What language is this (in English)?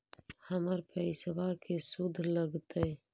Magahi